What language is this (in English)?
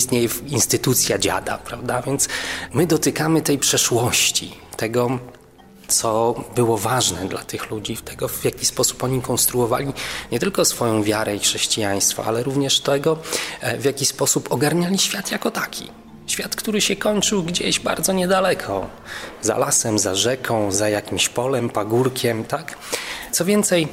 Polish